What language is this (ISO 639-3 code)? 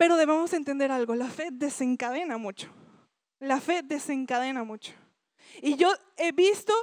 spa